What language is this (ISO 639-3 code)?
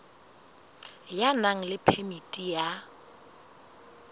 sot